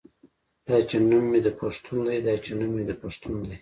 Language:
Pashto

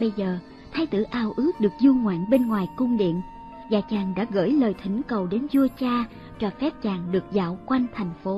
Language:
Vietnamese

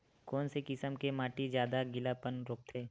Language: Chhattisgarhi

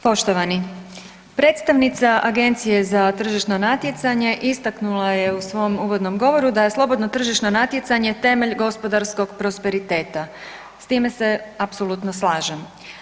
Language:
Croatian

